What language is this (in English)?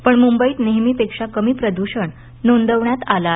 Marathi